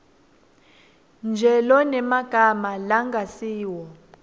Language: Swati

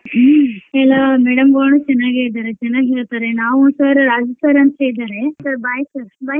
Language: Kannada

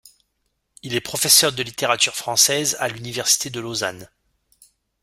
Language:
French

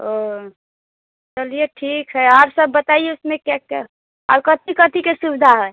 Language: Maithili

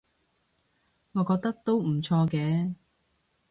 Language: Cantonese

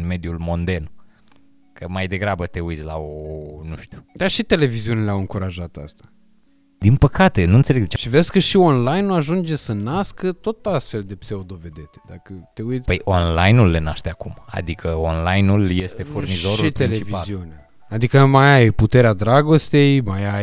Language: Romanian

